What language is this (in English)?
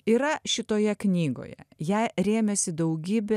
Lithuanian